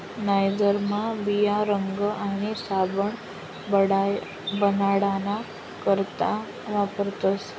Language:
Marathi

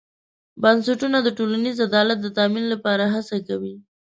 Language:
Pashto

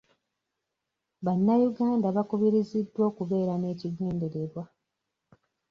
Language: Ganda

